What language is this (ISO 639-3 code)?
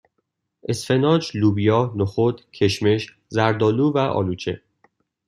fas